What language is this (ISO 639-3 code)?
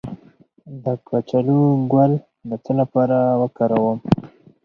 pus